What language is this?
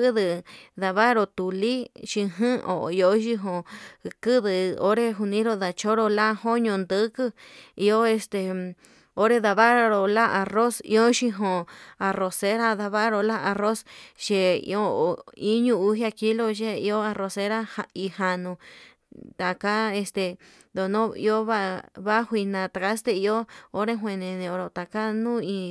Yutanduchi Mixtec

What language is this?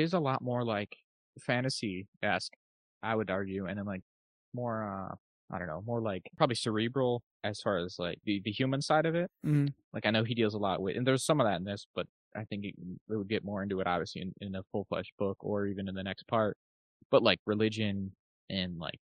English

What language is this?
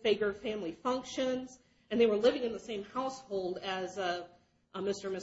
English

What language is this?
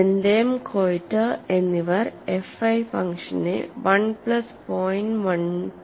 Malayalam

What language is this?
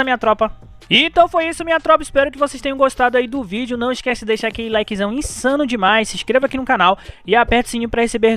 Portuguese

